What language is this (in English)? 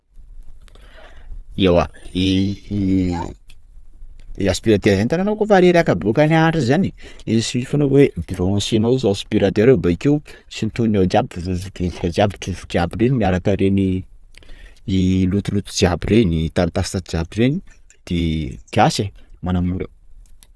Sakalava Malagasy